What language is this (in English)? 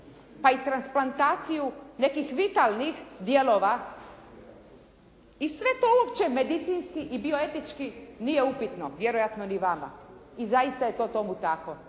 Croatian